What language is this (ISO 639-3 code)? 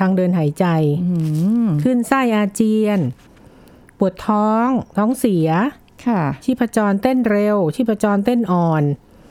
tha